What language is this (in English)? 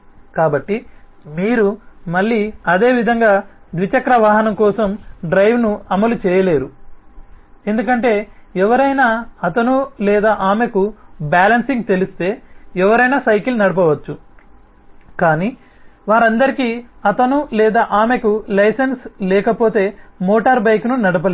Telugu